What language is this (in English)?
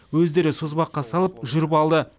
Kazakh